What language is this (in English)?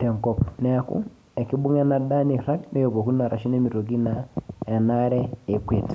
Masai